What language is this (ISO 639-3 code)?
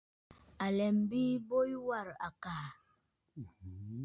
bfd